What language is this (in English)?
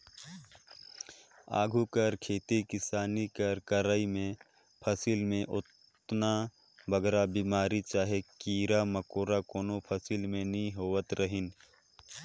Chhattisgarhi